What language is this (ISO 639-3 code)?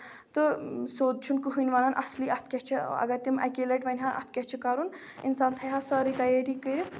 kas